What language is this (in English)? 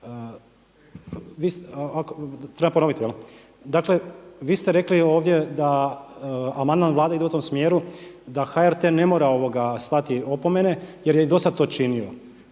Croatian